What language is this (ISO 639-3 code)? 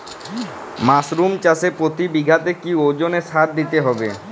ben